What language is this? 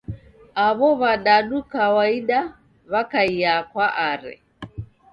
Taita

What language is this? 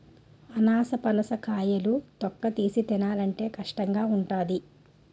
Telugu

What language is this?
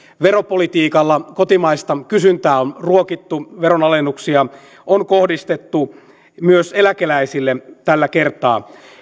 Finnish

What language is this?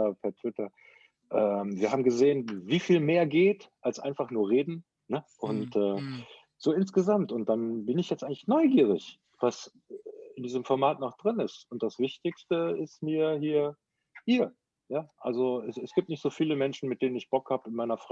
German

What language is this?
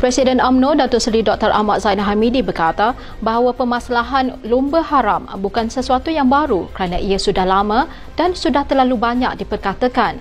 Malay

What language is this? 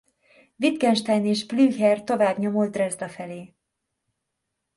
Hungarian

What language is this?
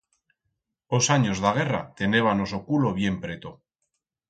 Aragonese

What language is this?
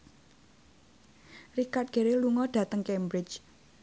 Javanese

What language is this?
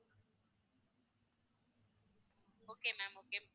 Tamil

